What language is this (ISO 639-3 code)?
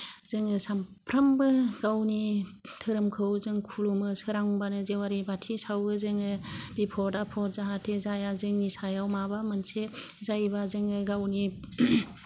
brx